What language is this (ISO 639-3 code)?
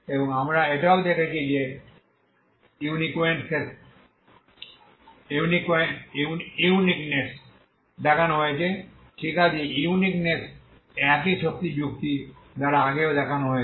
ben